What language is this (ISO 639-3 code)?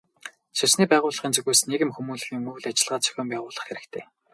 mon